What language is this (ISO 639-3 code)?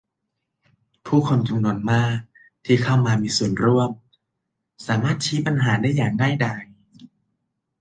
tha